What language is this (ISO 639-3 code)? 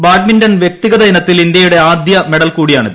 mal